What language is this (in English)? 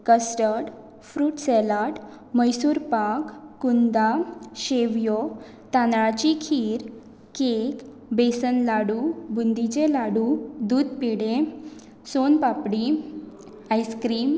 Konkani